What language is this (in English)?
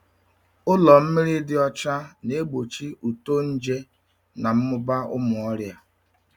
Igbo